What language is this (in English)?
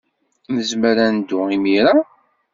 Kabyle